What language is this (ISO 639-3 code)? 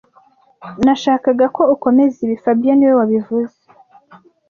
kin